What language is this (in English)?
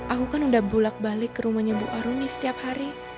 Indonesian